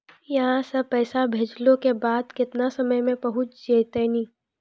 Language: Maithili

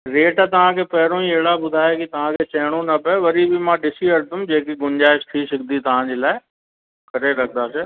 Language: Sindhi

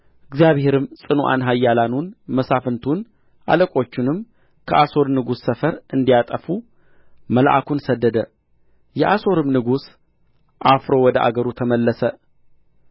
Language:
Amharic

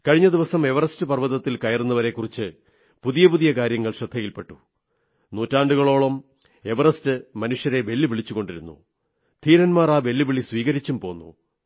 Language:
Malayalam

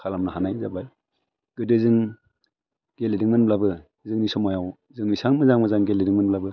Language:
Bodo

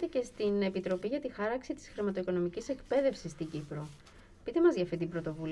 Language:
Greek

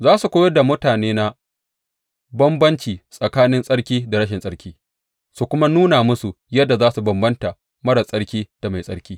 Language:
Hausa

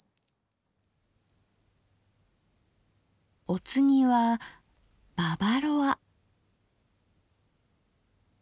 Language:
Japanese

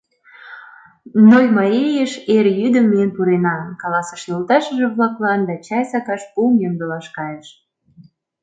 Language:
Mari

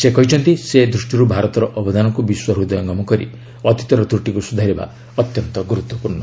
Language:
Odia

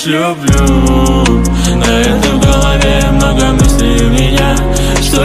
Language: Indonesian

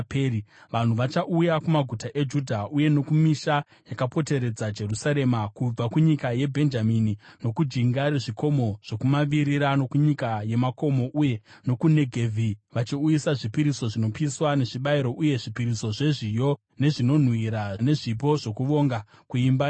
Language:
Shona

